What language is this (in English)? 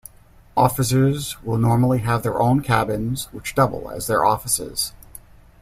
English